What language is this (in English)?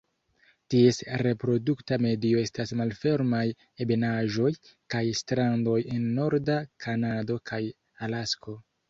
Esperanto